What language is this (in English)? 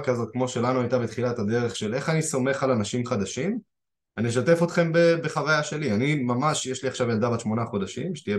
Hebrew